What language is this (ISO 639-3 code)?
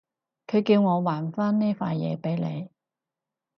yue